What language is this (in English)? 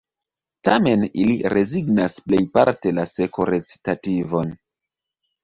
Esperanto